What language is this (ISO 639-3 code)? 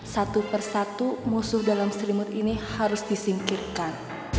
ind